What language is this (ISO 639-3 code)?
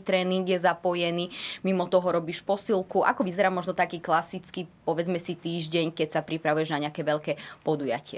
slk